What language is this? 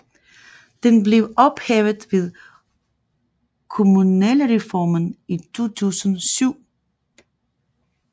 Danish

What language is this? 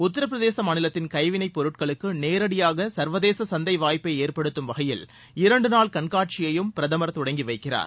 Tamil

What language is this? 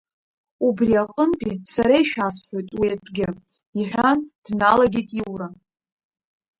Abkhazian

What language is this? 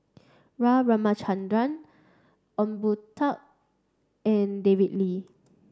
English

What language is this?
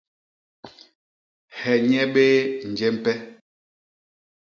Basaa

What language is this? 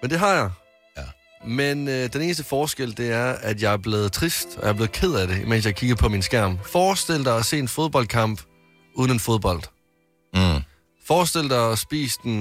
Danish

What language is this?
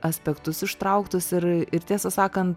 Lithuanian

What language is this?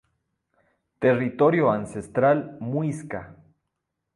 Spanish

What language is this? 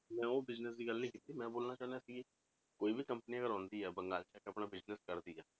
Punjabi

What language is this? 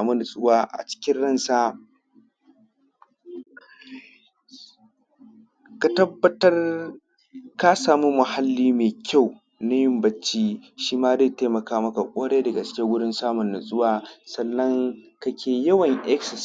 Hausa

